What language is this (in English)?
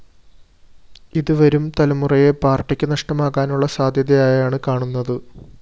Malayalam